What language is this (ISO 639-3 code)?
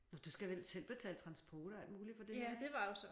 dan